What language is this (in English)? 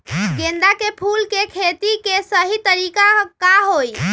Magahi